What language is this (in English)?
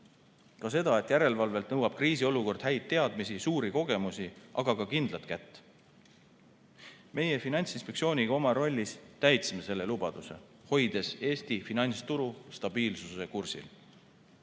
Estonian